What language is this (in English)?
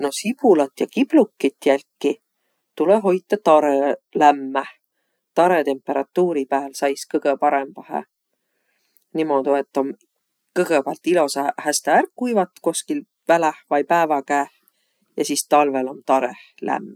Võro